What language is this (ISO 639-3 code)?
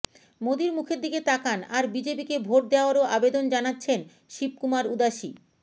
ben